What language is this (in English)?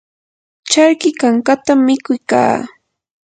Yanahuanca Pasco Quechua